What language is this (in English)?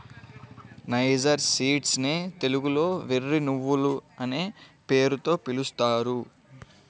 Telugu